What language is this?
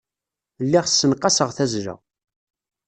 Kabyle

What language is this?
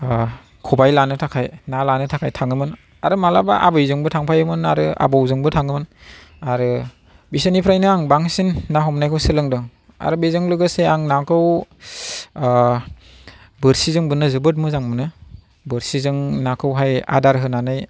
Bodo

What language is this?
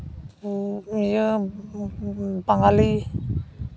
Santali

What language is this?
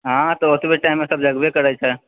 Maithili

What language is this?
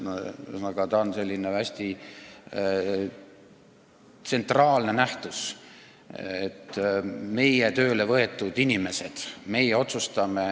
Estonian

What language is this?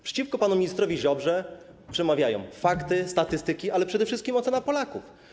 Polish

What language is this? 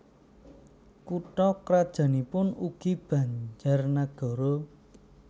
Javanese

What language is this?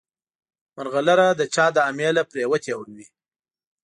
Pashto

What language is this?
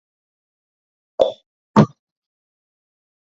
Georgian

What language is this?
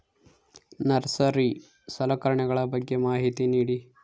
Kannada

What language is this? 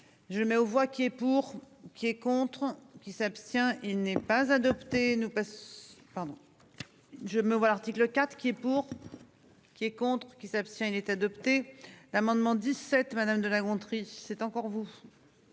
French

